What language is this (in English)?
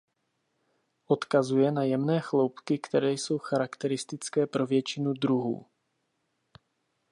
Czech